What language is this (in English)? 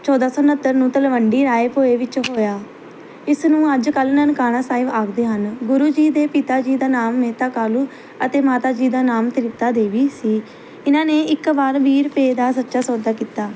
Punjabi